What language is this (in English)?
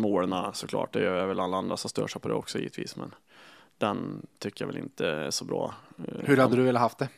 Swedish